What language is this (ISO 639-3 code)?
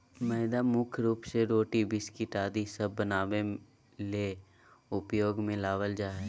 mag